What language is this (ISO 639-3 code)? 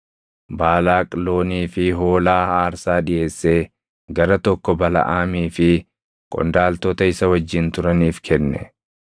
orm